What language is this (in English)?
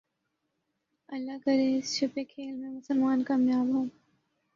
Urdu